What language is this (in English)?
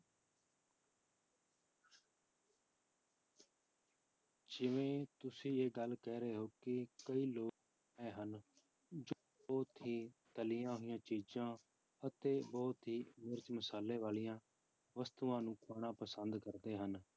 Punjabi